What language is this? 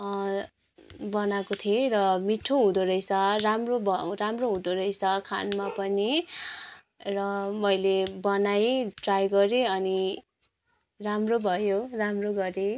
Nepali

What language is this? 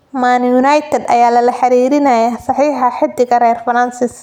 Somali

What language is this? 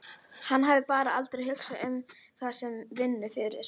Icelandic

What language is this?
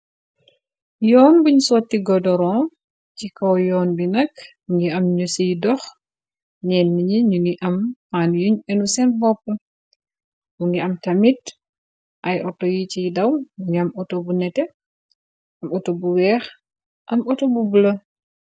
Wolof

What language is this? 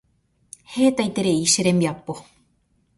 Guarani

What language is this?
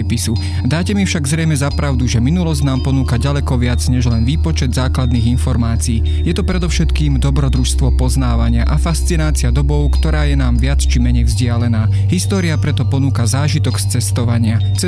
Slovak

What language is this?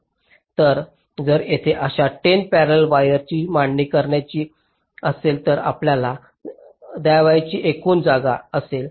Marathi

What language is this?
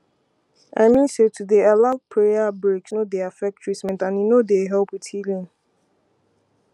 Nigerian Pidgin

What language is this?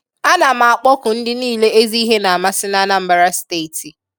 Igbo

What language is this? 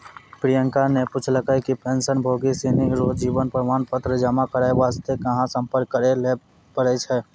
Maithili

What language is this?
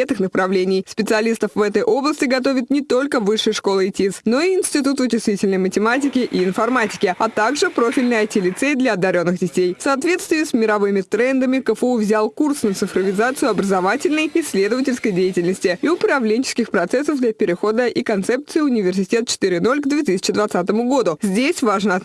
Russian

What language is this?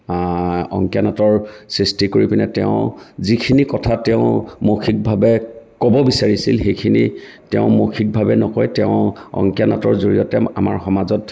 Assamese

